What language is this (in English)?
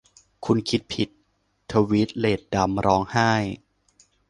Thai